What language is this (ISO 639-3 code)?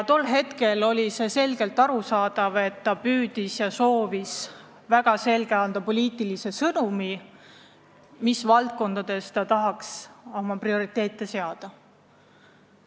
est